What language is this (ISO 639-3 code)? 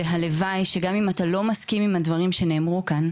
heb